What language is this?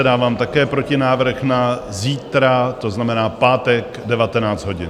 Czech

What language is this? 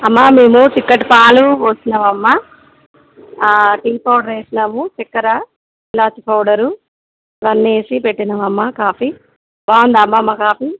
Telugu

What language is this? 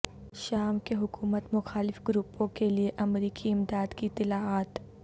Urdu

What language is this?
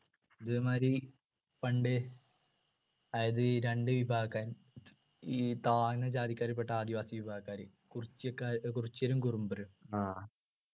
Malayalam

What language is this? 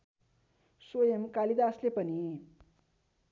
Nepali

